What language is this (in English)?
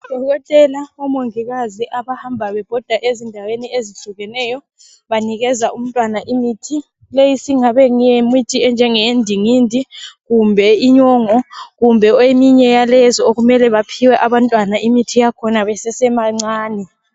North Ndebele